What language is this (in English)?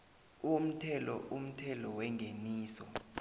South Ndebele